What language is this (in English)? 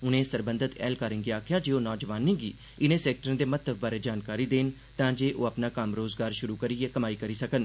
Dogri